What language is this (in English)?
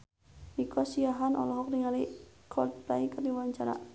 Sundanese